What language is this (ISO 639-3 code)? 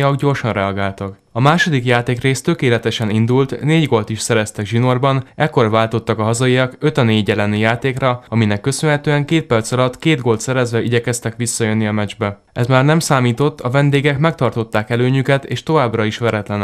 hun